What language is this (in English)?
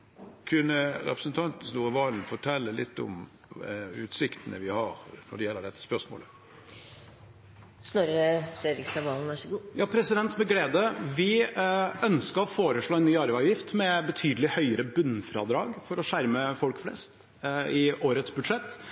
Norwegian Bokmål